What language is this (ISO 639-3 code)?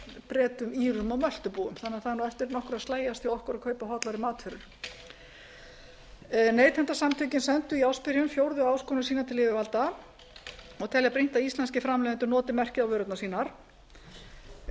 isl